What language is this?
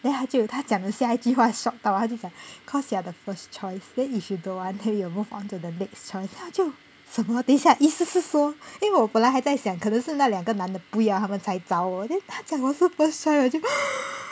English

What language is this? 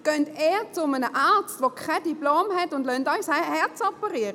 Swiss German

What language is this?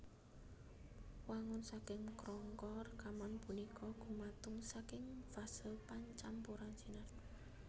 Javanese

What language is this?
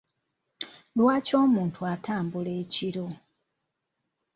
Ganda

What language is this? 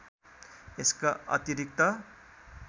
Nepali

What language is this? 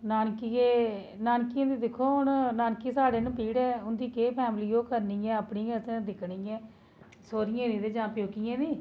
Dogri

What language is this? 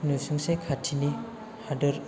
Bodo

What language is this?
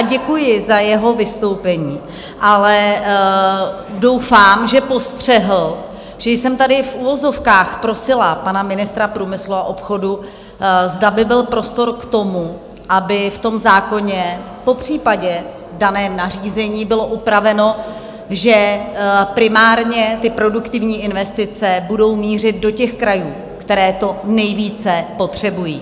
Czech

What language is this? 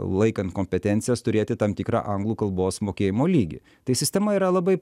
Lithuanian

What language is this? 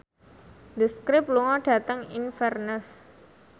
Javanese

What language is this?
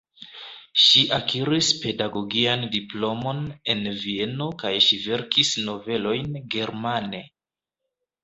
Esperanto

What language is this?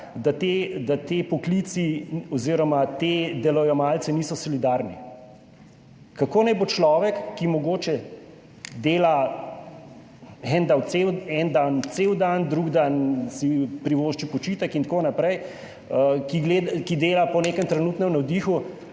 Slovenian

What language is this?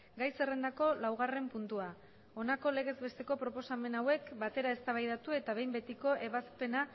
Basque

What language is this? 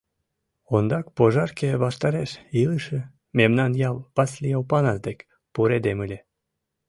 Mari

